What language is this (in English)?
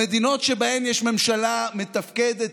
Hebrew